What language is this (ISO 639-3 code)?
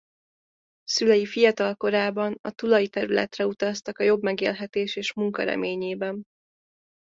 hun